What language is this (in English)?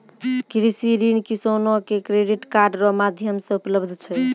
Maithili